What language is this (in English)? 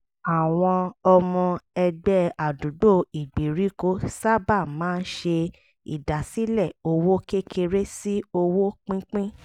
Yoruba